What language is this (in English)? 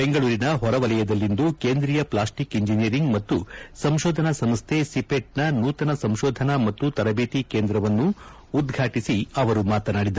Kannada